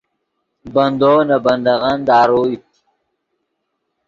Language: Yidgha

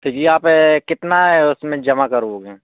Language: Hindi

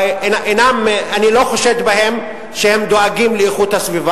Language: Hebrew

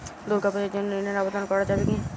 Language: Bangla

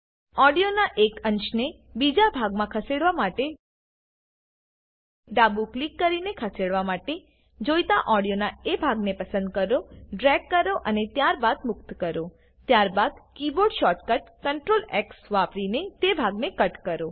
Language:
Gujarati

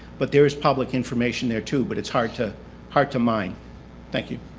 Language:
English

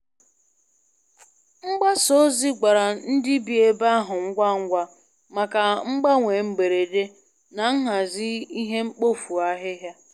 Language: Igbo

